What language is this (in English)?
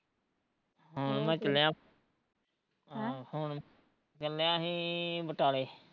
Punjabi